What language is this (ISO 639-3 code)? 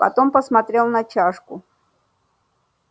rus